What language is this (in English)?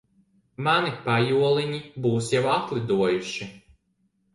Latvian